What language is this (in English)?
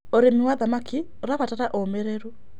Kikuyu